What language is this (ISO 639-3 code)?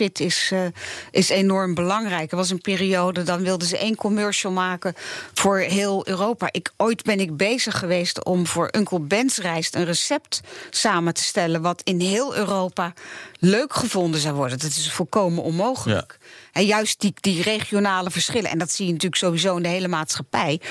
nld